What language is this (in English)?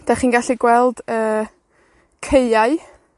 Welsh